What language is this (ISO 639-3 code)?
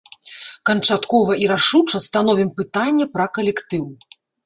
bel